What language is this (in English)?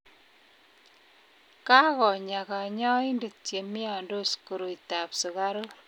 Kalenjin